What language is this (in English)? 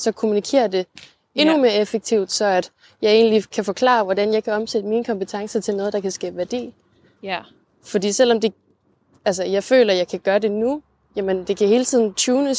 Danish